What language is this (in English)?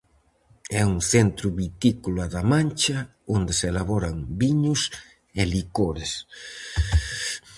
Galician